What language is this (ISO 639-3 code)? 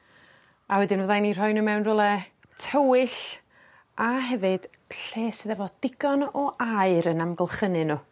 cym